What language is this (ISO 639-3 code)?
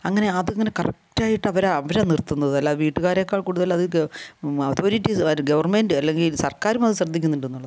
mal